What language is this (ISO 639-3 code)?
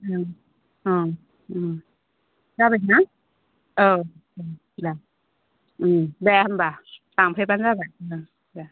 brx